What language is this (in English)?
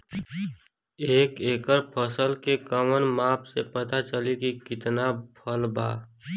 Bhojpuri